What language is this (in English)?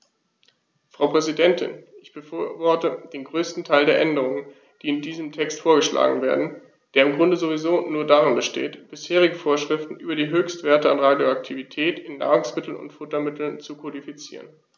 German